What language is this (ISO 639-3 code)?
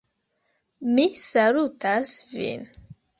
epo